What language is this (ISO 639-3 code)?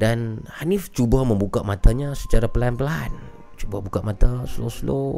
msa